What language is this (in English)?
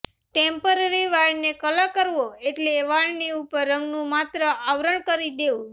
Gujarati